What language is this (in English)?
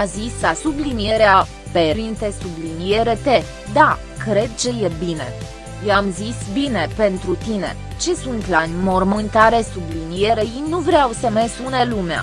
Romanian